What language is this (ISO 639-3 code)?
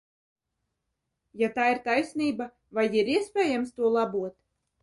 lav